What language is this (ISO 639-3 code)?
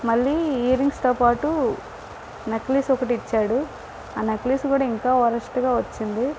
tel